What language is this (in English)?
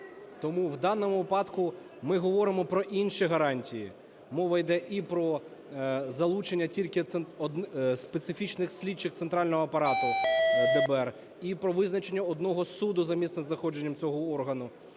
Ukrainian